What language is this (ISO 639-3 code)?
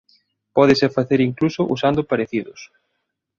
glg